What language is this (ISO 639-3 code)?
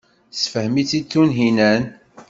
kab